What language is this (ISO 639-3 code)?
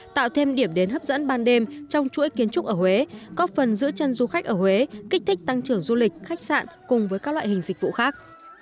vie